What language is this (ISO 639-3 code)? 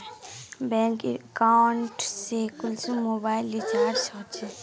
mag